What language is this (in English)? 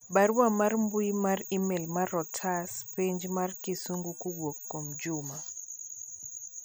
Luo (Kenya and Tanzania)